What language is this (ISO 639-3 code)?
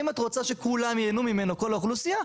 heb